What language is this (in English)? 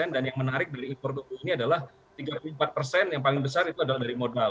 Indonesian